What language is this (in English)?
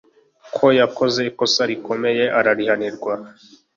Kinyarwanda